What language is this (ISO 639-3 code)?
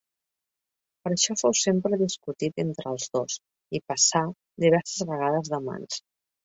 cat